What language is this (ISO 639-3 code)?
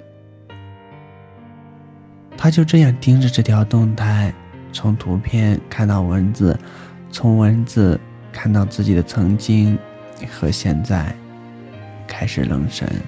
zho